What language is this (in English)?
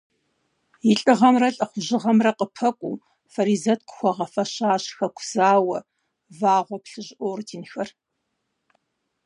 Kabardian